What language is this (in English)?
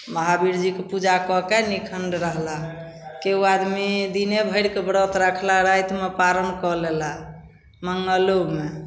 Maithili